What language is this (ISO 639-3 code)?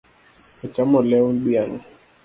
luo